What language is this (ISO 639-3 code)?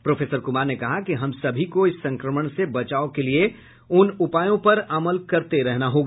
hin